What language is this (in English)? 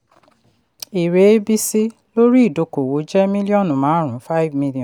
Yoruba